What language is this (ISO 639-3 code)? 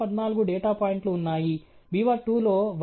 tel